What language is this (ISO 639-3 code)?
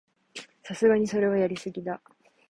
jpn